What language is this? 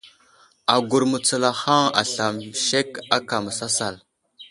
Wuzlam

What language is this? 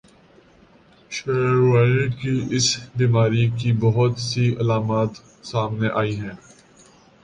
Urdu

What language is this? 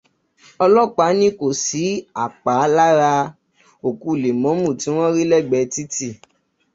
Yoruba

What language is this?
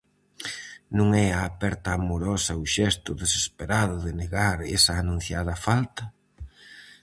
Galician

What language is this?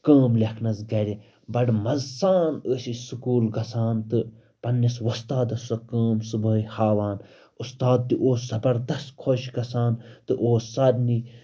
Kashmiri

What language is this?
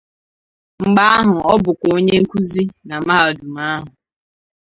Igbo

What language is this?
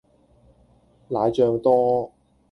Cantonese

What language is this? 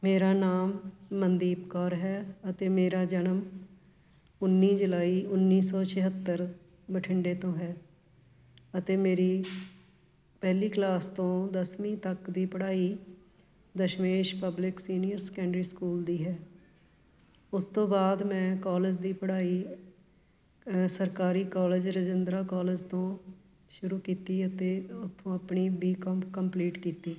Punjabi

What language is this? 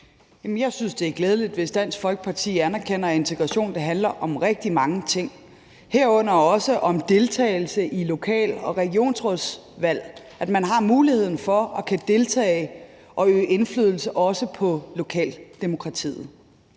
Danish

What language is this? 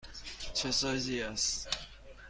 Persian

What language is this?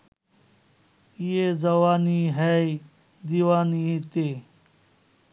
Bangla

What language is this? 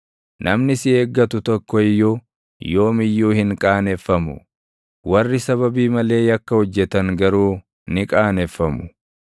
Oromo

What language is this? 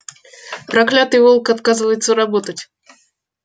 Russian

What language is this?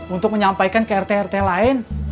Indonesian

